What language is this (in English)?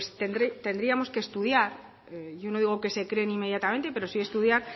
Spanish